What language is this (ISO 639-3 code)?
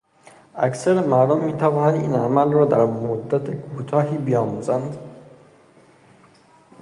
fas